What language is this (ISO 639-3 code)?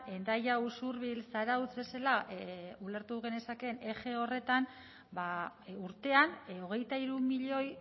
eus